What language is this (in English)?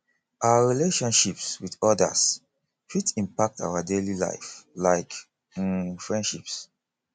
Nigerian Pidgin